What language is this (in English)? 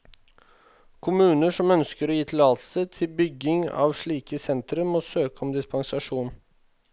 Norwegian